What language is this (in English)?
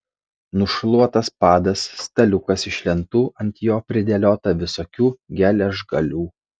Lithuanian